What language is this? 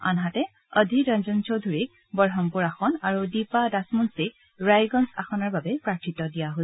Assamese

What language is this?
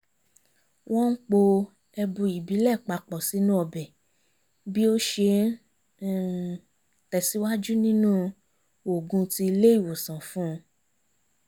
Yoruba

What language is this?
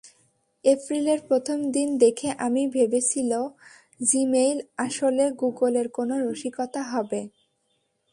Bangla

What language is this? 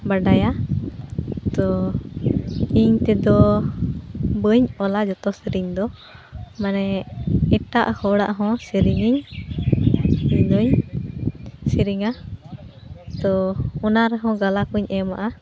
Santali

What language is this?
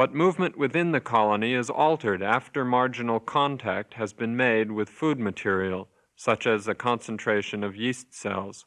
English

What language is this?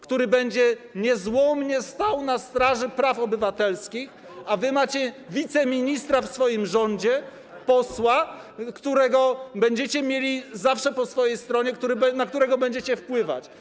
Polish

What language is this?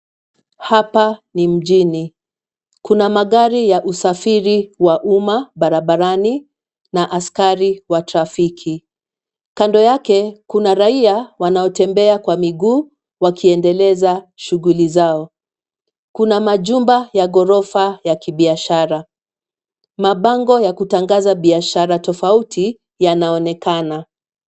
Swahili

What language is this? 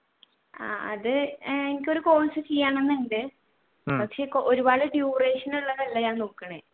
Malayalam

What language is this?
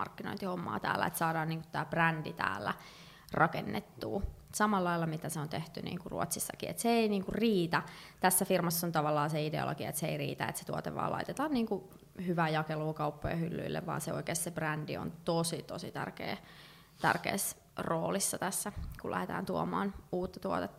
Finnish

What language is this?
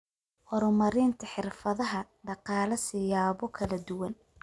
Somali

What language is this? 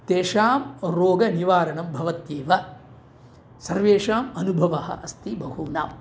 Sanskrit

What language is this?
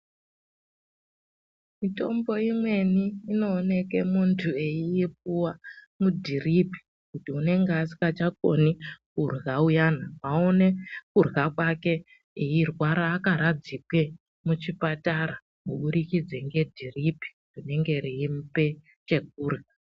Ndau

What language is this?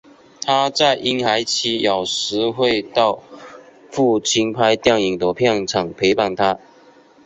Chinese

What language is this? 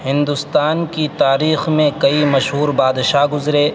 Urdu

